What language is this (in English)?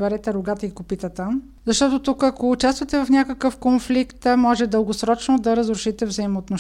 Bulgarian